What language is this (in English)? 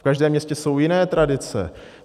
Czech